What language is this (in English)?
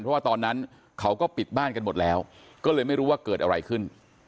Thai